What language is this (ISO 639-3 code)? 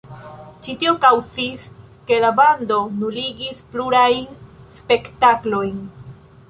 epo